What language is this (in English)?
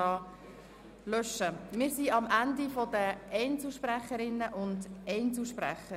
Swiss German